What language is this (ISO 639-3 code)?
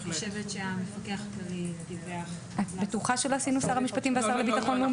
heb